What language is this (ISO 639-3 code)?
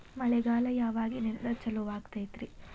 kan